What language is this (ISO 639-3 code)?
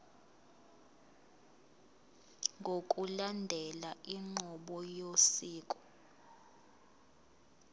zul